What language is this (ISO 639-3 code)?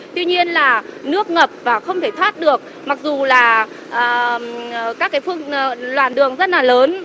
vie